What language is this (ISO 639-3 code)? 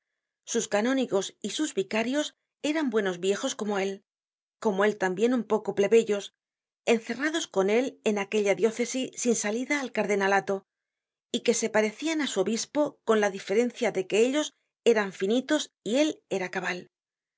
spa